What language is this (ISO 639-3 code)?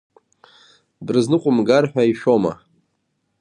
abk